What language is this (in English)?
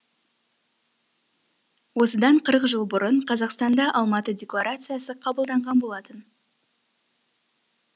Kazakh